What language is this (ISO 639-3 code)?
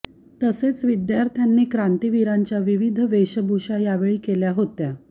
mar